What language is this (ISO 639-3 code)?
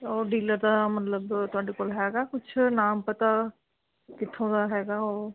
pan